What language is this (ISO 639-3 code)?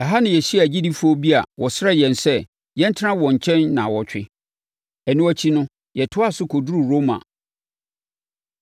aka